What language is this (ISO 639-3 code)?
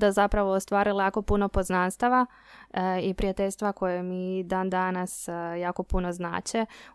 hrv